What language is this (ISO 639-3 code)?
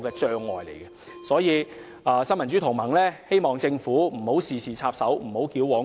yue